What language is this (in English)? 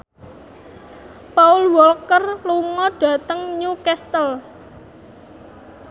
Javanese